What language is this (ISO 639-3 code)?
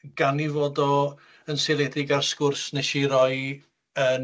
cym